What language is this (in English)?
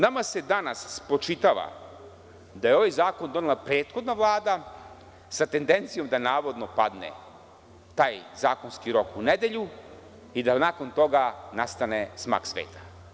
Serbian